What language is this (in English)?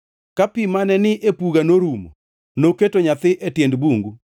Luo (Kenya and Tanzania)